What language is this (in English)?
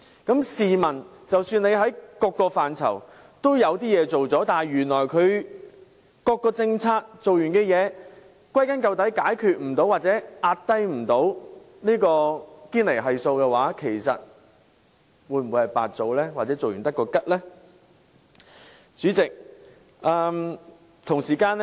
Cantonese